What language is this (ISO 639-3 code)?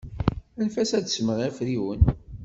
kab